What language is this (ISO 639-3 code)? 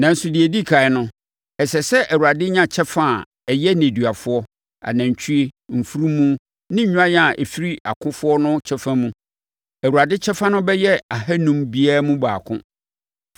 aka